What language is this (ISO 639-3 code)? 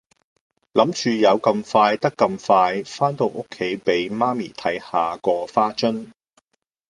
yue